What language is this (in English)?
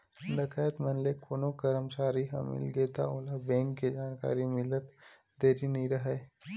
Chhattisgarhi